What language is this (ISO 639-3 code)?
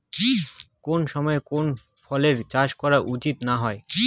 ben